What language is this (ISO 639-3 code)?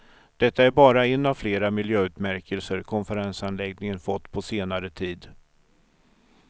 swe